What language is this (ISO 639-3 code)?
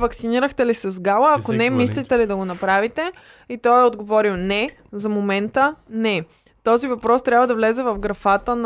bul